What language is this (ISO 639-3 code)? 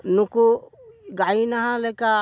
sat